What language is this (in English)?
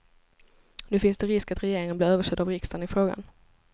Swedish